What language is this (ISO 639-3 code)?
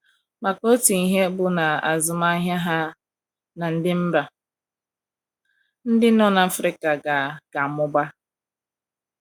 ibo